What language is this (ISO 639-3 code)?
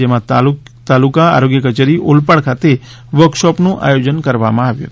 guj